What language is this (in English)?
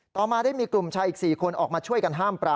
Thai